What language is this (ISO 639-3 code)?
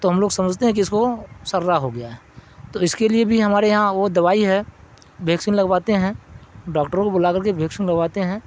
urd